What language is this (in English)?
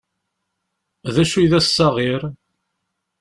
Kabyle